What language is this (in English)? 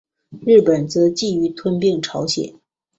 Chinese